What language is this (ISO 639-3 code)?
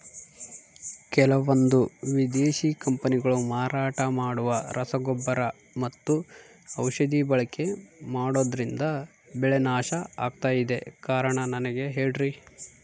kan